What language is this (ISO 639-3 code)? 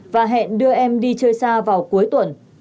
vie